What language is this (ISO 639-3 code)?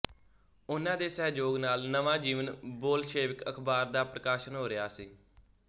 pan